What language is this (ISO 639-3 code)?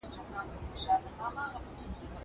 pus